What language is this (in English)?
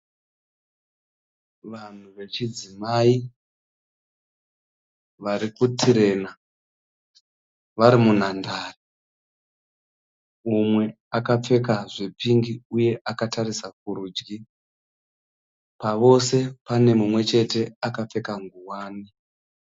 Shona